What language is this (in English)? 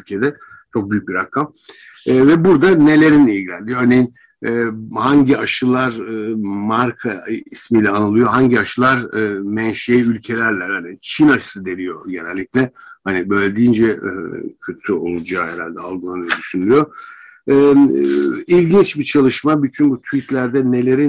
Turkish